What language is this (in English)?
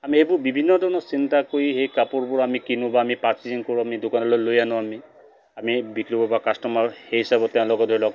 Assamese